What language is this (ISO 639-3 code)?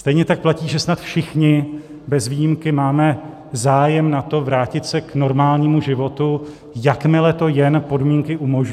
ces